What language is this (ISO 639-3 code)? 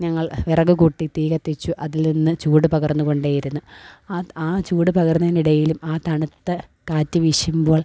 mal